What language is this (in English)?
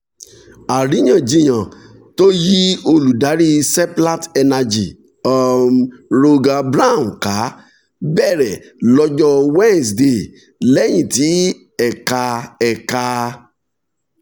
Yoruba